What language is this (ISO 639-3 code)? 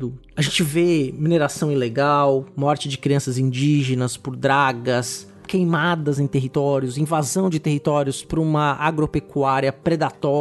por